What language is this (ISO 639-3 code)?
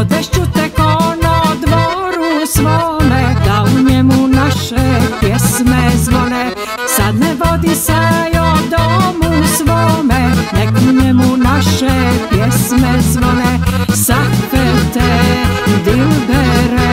ron